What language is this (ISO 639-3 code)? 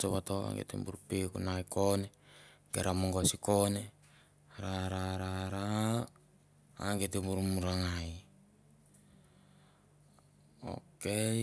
tbf